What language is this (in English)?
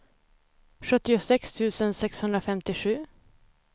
Swedish